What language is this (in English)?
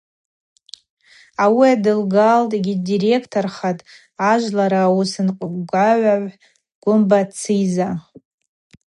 Abaza